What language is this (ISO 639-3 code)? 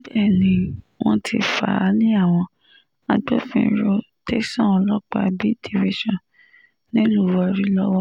yor